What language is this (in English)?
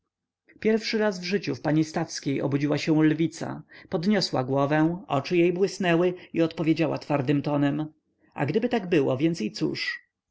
Polish